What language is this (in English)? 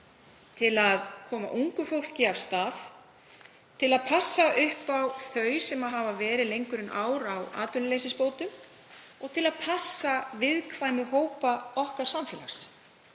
Icelandic